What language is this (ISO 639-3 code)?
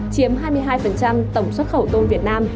vie